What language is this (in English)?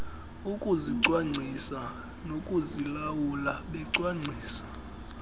Xhosa